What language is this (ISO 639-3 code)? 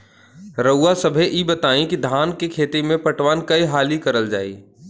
bho